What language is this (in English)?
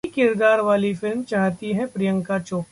Hindi